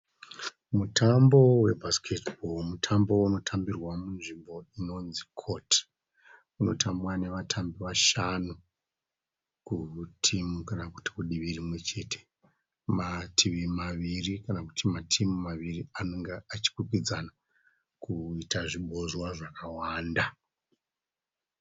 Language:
Shona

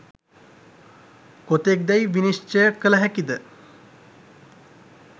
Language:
Sinhala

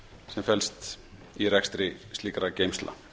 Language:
Icelandic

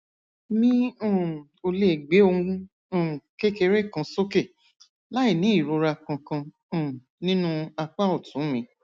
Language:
Yoruba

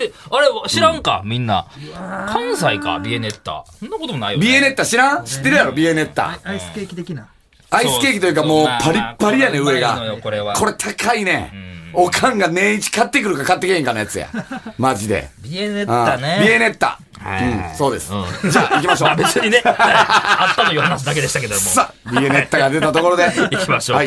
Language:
Japanese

